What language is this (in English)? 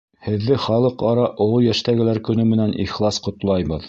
Bashkir